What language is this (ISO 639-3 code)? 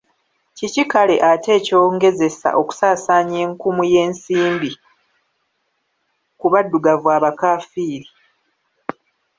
lug